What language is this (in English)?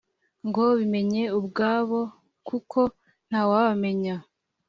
Kinyarwanda